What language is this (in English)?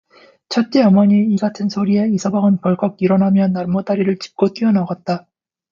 Korean